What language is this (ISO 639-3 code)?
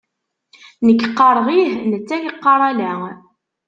kab